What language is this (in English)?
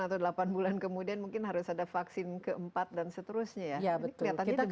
Indonesian